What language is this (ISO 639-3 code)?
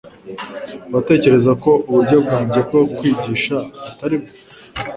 kin